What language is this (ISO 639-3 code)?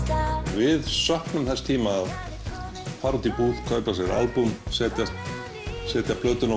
isl